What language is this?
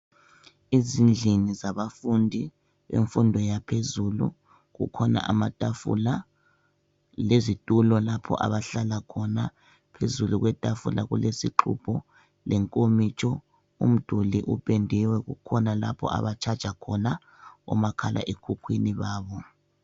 North Ndebele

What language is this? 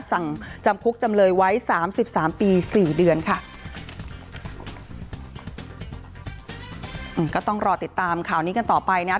Thai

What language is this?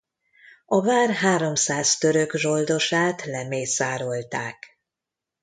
Hungarian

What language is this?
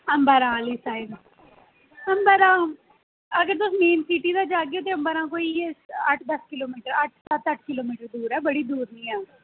Dogri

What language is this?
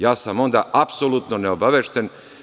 Serbian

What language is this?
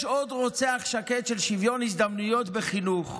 Hebrew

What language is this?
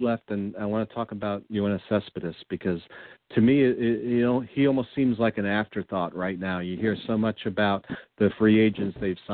English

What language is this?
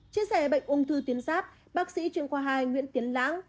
Vietnamese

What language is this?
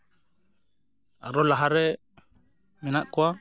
Santali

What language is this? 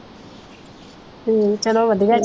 Punjabi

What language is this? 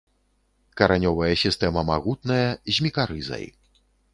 Belarusian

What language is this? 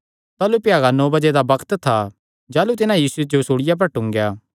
Kangri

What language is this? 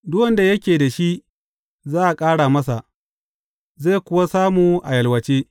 Hausa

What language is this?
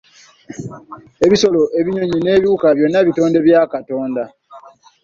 Ganda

